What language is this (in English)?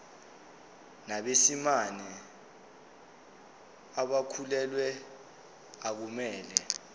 Zulu